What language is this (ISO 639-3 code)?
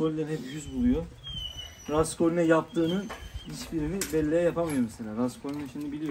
tur